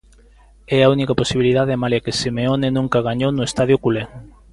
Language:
Galician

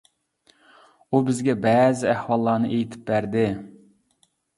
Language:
Uyghur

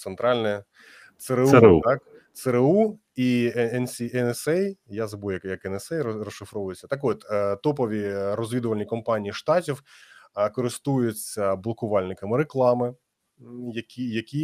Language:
Ukrainian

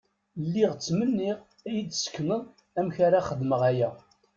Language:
Kabyle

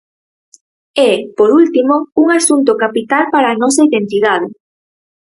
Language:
Galician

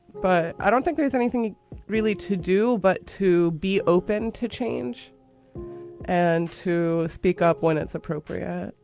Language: English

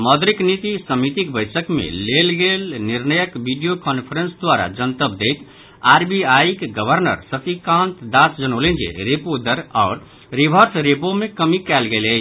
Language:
Maithili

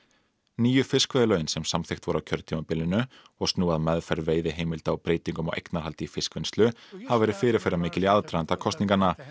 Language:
Icelandic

